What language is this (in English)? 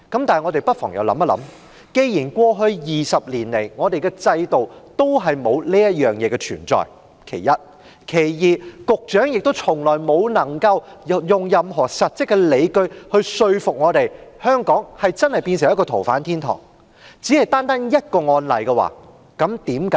Cantonese